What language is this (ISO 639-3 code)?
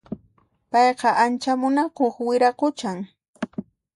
qxp